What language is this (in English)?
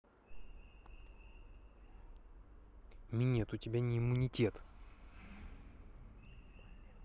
Russian